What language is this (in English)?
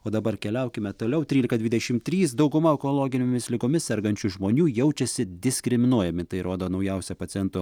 Lithuanian